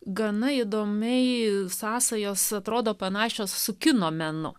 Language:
Lithuanian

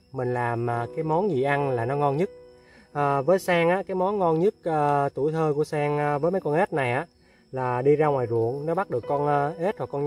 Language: Vietnamese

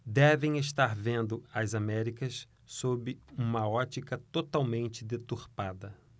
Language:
Portuguese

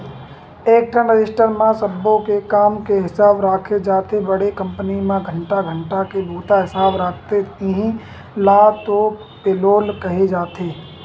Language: Chhattisgarhi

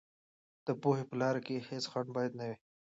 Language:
Pashto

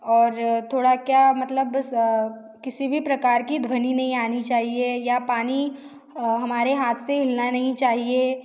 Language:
Hindi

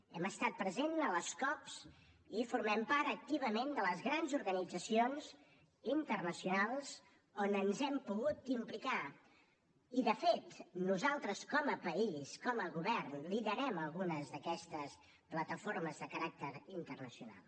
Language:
Catalan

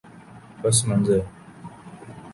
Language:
Urdu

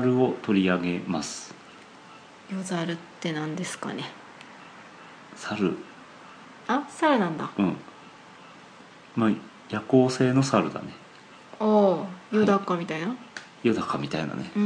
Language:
Japanese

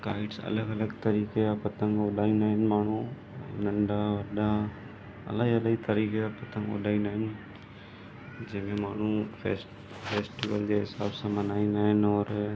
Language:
Sindhi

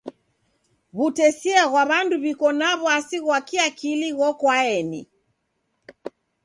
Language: Taita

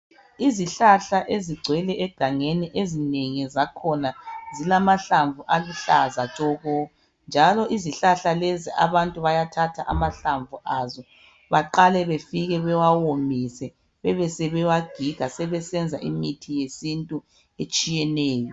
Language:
North Ndebele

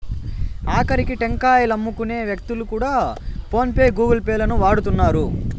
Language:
Telugu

